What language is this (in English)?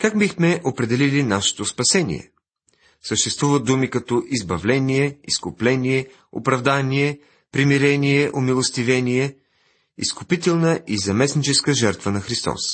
Bulgarian